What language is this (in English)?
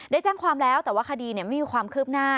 Thai